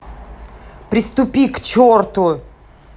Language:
Russian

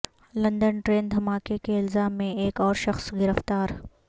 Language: Urdu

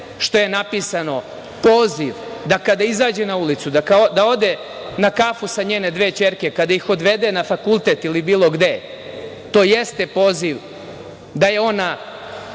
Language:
Serbian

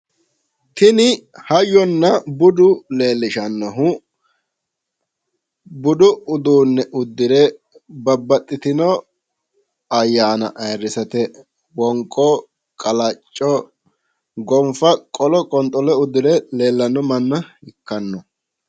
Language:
Sidamo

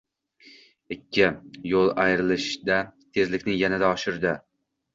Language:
Uzbek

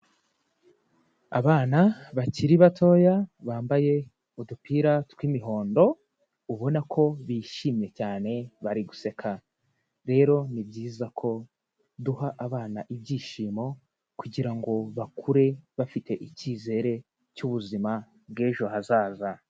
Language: Kinyarwanda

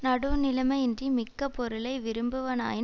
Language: Tamil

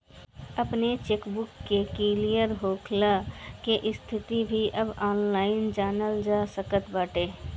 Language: Bhojpuri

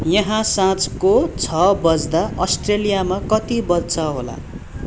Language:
Nepali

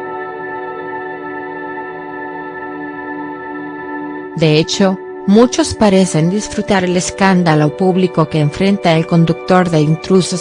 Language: Spanish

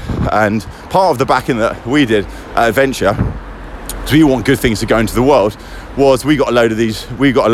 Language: English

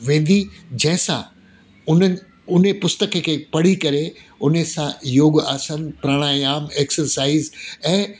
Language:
Sindhi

